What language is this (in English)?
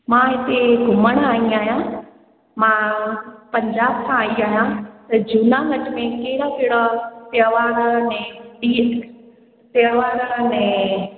Sindhi